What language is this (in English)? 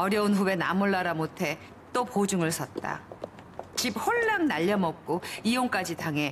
Korean